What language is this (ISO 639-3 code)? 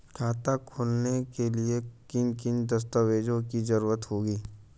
hin